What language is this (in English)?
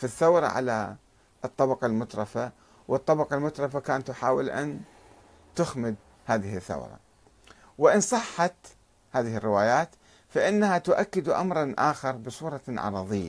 Arabic